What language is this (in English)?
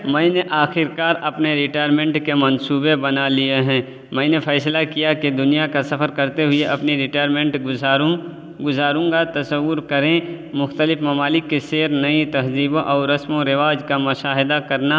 Urdu